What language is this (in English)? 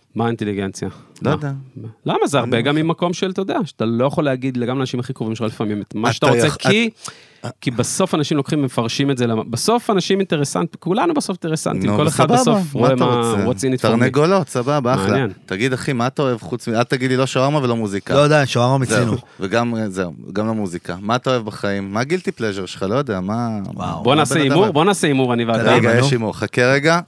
Hebrew